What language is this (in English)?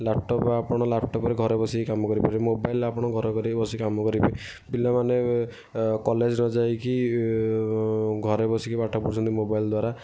Odia